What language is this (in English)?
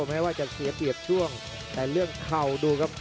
Thai